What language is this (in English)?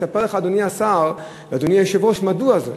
Hebrew